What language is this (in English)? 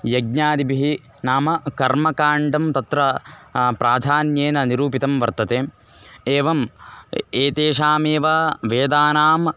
Sanskrit